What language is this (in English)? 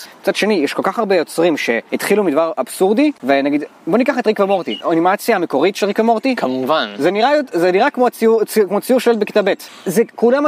Hebrew